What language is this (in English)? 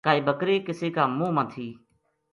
Gujari